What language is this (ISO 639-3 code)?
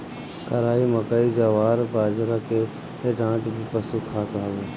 bho